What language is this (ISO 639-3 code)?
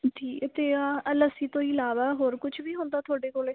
pan